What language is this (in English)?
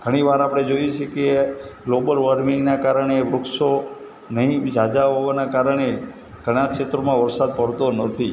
Gujarati